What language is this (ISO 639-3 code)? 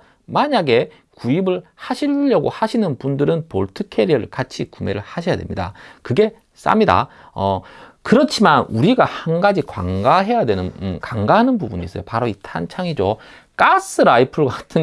kor